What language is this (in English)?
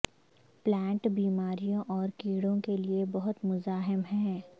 Urdu